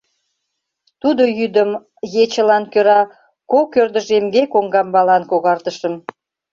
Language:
Mari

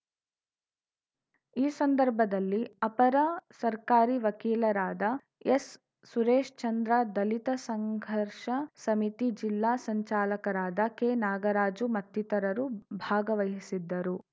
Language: Kannada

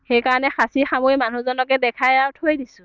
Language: Assamese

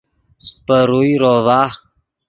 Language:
Yidgha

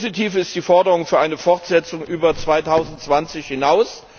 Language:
German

